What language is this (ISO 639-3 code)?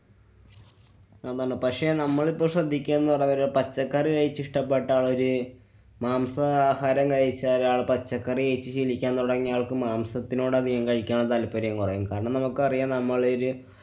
mal